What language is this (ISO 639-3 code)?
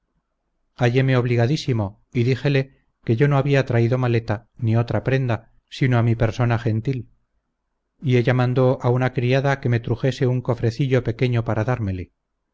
spa